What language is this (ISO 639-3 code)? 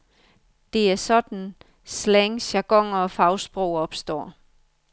dan